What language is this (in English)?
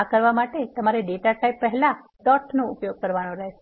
Gujarati